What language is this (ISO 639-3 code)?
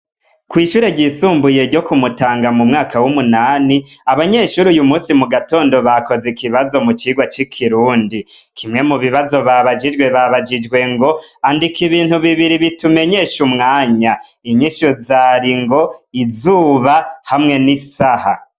run